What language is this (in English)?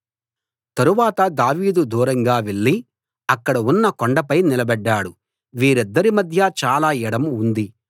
Telugu